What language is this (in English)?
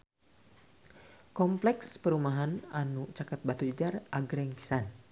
Sundanese